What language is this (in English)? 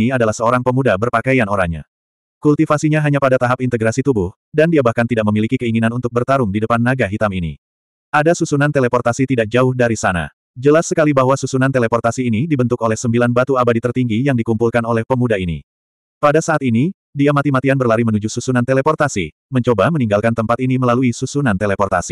Indonesian